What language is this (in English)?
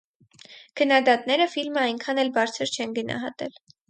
Armenian